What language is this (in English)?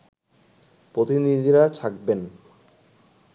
Bangla